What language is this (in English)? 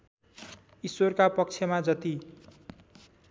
Nepali